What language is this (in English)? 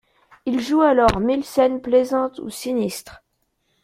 French